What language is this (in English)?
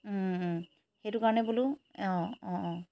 Assamese